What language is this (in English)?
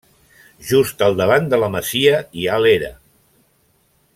Catalan